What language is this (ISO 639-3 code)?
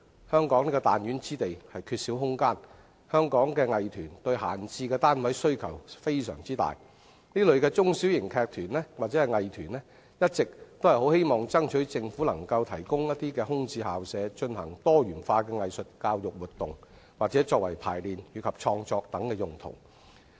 yue